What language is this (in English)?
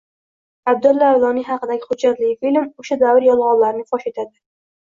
Uzbek